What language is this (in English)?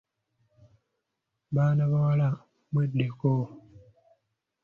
Ganda